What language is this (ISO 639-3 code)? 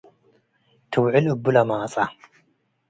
tig